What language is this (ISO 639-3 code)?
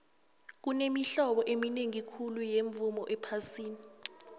nbl